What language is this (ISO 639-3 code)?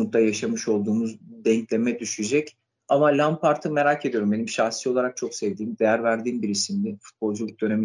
tur